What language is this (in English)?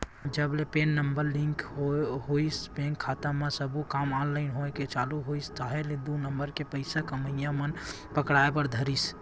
Chhattisgarhi